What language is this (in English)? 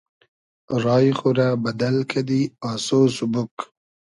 Hazaragi